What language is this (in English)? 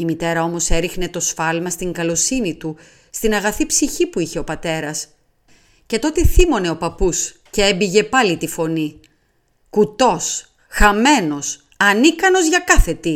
Greek